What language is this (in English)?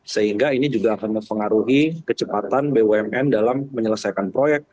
Indonesian